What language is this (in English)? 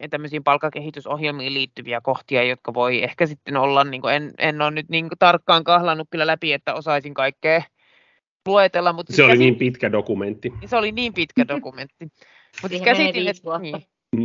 Finnish